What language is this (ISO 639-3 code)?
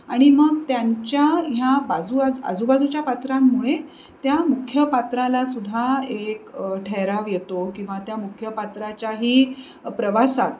mar